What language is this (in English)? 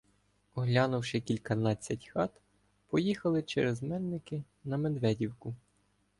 Ukrainian